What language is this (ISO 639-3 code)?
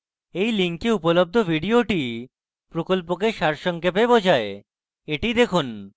ben